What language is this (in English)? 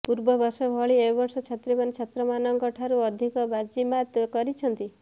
Odia